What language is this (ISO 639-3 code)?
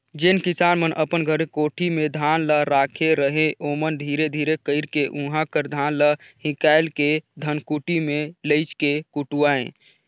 hne